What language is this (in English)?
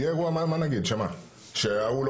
Hebrew